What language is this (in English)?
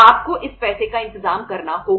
Hindi